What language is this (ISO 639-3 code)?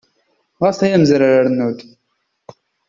kab